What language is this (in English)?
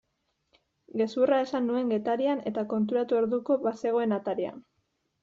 Basque